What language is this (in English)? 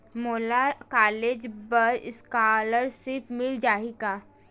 Chhattisgarhi